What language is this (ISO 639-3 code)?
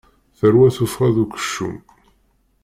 kab